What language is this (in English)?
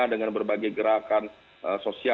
Indonesian